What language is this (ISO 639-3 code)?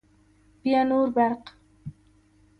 pus